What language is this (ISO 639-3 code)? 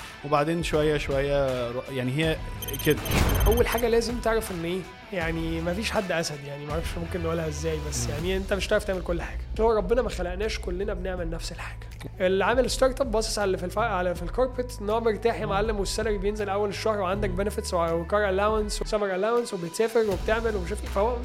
ara